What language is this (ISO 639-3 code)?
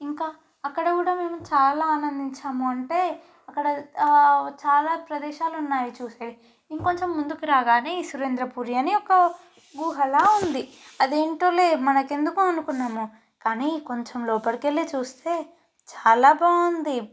tel